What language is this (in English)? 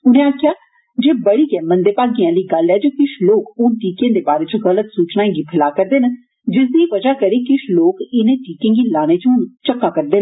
Dogri